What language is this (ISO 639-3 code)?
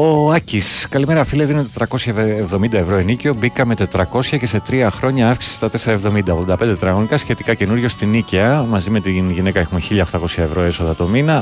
ell